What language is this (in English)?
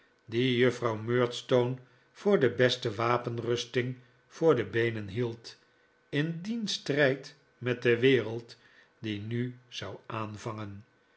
Dutch